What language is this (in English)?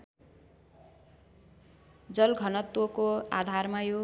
Nepali